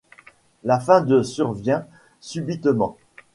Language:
French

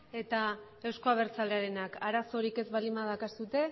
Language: Basque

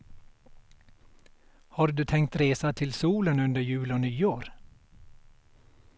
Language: Swedish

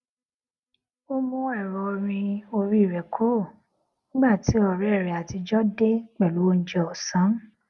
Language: Yoruba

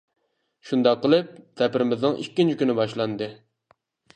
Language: Uyghur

